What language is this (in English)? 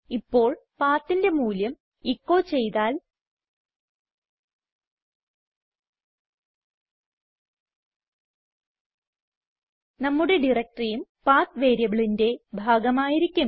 Malayalam